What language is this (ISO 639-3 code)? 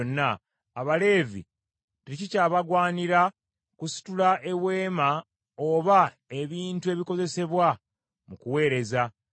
lug